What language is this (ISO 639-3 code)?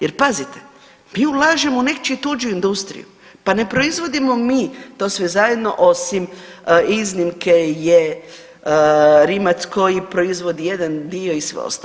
hrv